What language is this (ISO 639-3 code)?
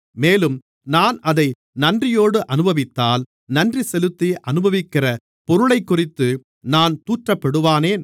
tam